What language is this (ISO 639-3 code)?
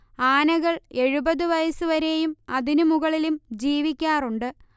mal